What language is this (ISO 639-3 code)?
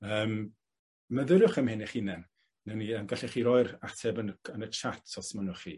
cym